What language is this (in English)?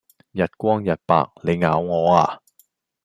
Cantonese